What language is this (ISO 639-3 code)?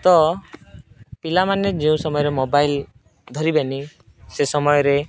ori